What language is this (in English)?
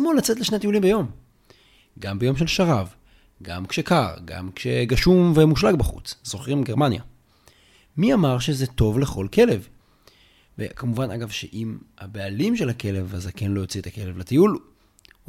Hebrew